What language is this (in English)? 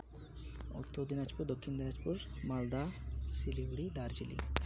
Santali